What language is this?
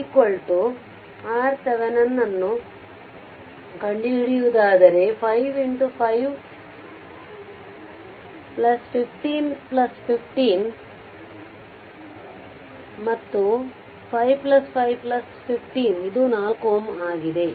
Kannada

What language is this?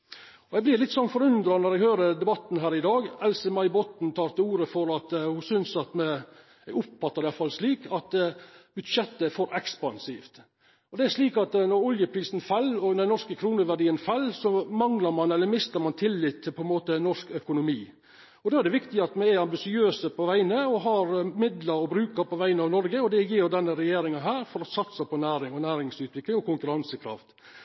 Norwegian Nynorsk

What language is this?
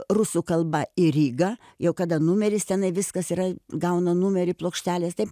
Lithuanian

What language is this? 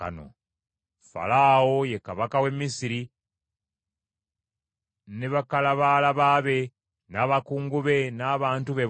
Ganda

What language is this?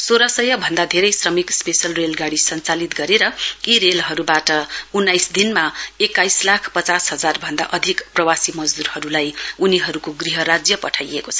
Nepali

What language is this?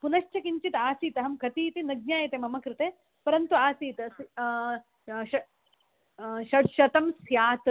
Sanskrit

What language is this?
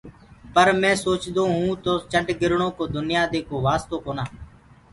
Gurgula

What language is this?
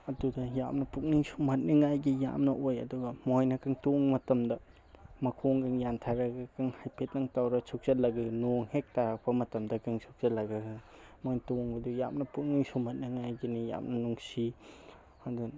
Manipuri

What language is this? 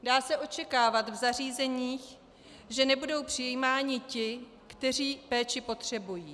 Czech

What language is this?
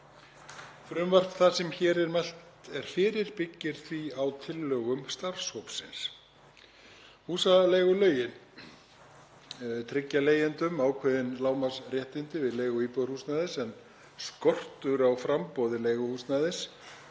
Icelandic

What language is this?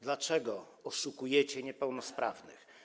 Polish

